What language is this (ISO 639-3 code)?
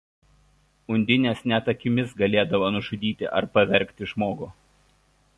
lit